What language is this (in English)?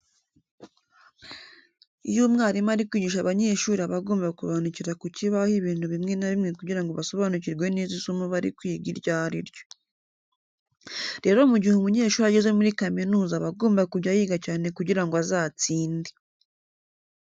Kinyarwanda